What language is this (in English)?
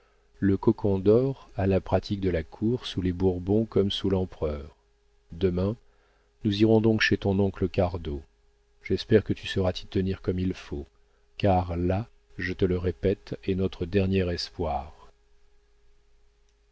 French